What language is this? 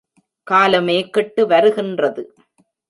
Tamil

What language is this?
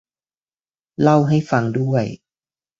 Thai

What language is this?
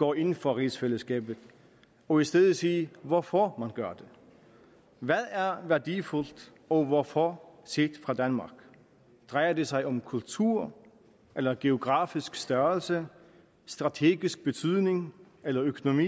Danish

